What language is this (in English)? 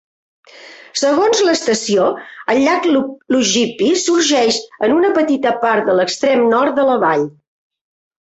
Catalan